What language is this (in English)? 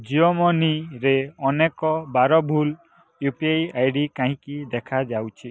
Odia